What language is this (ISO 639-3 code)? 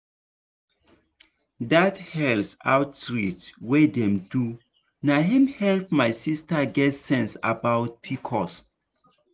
pcm